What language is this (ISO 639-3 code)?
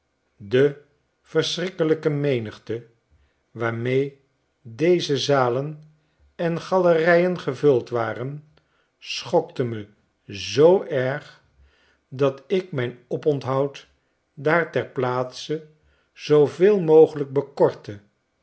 nld